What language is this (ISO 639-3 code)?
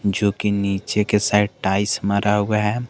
hin